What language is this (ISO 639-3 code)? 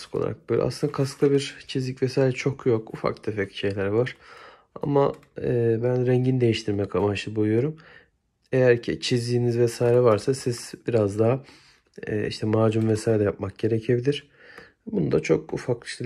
tur